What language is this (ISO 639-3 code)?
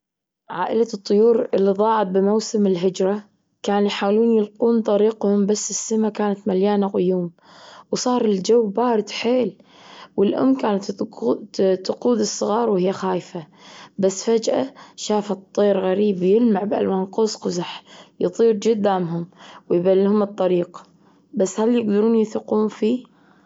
afb